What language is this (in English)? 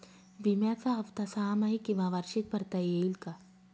Marathi